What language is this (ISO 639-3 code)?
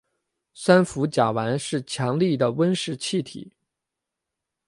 zho